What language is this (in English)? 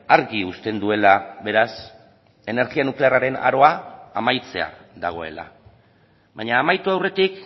Basque